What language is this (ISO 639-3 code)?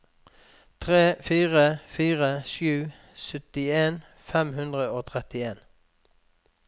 nor